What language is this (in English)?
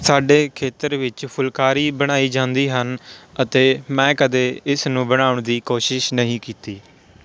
Punjabi